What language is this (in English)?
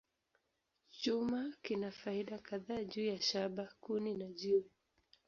Swahili